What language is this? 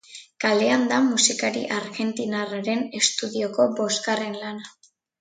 Basque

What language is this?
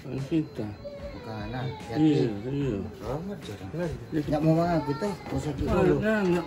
Indonesian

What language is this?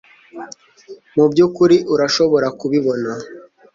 Kinyarwanda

